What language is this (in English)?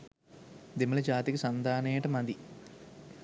Sinhala